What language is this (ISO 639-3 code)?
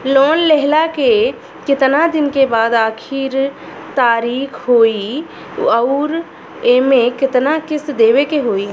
bho